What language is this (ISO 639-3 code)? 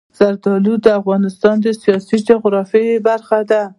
pus